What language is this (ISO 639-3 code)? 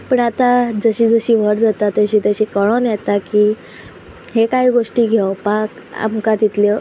kok